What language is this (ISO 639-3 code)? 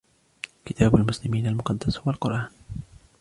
ara